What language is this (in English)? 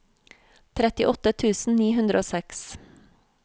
Norwegian